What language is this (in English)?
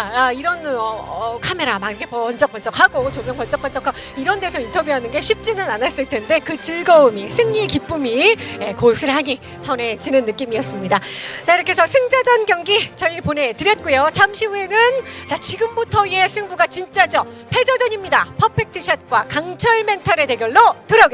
Korean